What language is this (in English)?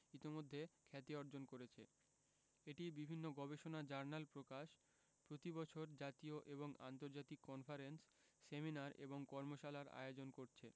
Bangla